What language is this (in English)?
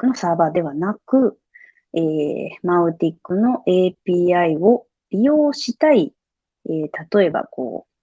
Japanese